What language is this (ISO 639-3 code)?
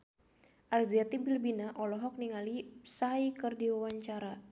sun